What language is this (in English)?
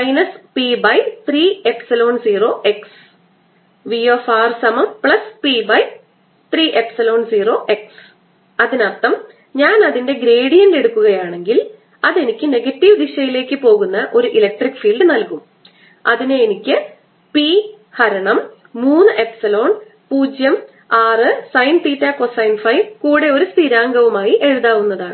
Malayalam